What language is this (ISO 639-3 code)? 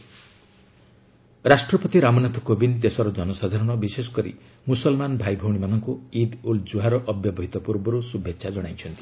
ori